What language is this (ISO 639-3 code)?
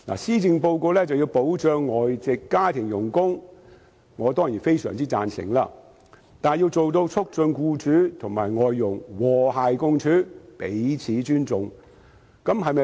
yue